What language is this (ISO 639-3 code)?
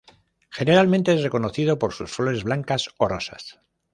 spa